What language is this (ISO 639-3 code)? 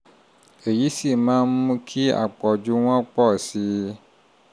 yor